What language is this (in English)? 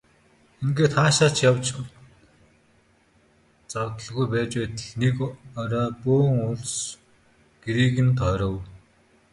Mongolian